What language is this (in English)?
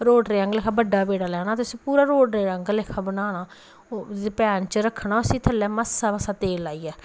Dogri